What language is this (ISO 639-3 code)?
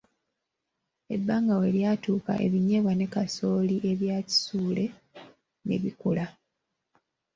lug